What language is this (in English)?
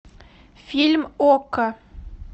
Russian